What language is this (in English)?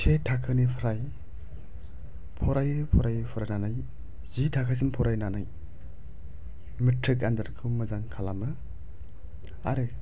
Bodo